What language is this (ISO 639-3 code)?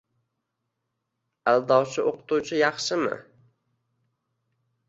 uzb